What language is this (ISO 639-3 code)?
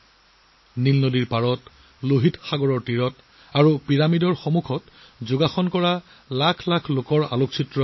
asm